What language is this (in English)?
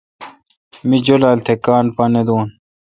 Kalkoti